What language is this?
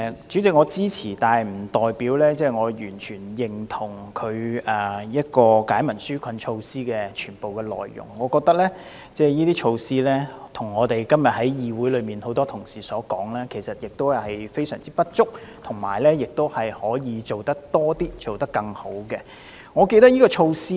Cantonese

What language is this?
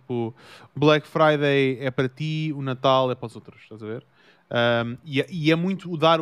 Portuguese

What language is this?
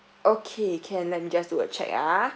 English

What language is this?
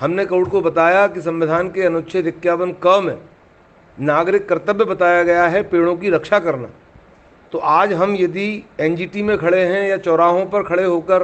Hindi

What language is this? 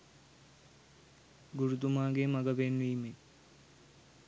Sinhala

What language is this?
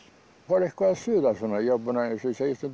Icelandic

